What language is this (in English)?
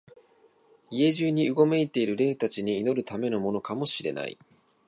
Japanese